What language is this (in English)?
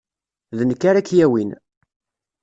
Kabyle